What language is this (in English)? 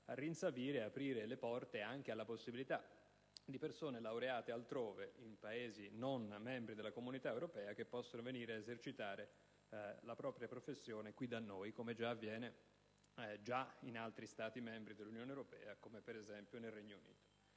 Italian